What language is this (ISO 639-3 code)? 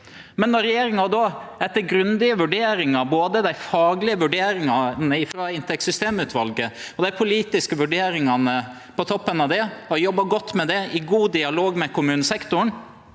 nor